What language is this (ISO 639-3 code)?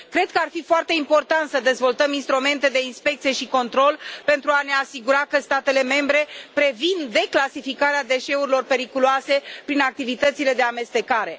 ron